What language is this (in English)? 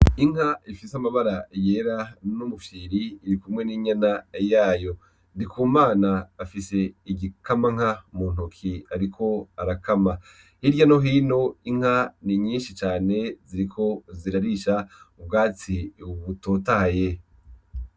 Rundi